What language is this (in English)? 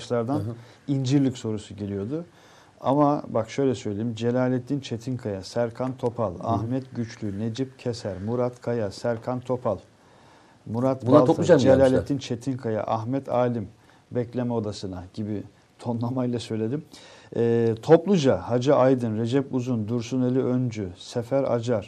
Turkish